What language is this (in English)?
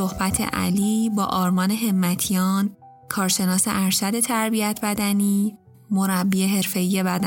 Persian